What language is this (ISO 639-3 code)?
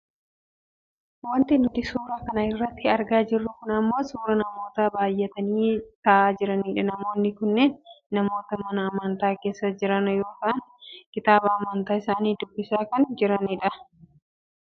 orm